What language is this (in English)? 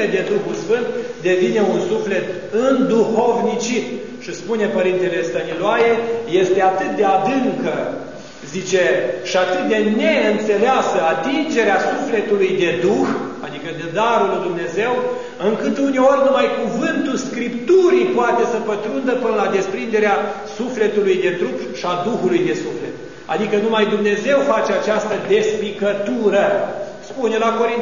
Romanian